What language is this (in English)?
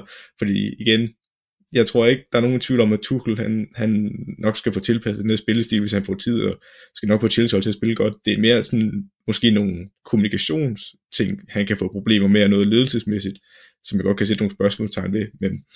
Danish